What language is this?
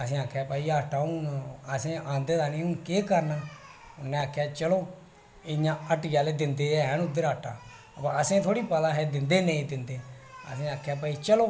Dogri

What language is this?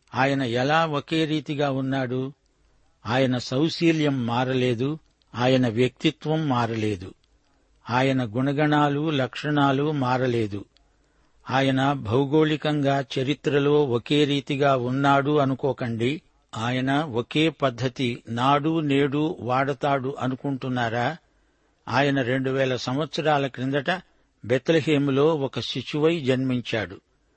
Telugu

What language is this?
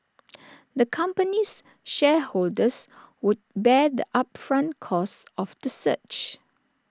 English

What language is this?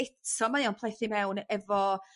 Welsh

